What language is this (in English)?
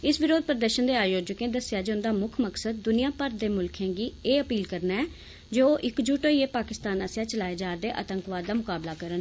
Dogri